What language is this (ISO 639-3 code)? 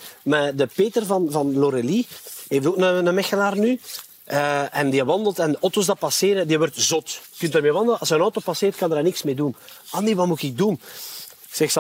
nld